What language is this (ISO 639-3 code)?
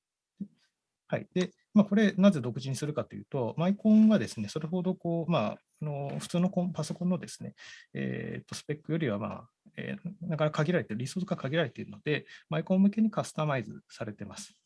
jpn